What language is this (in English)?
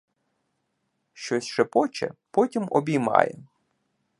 Ukrainian